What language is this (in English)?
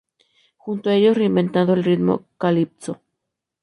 Spanish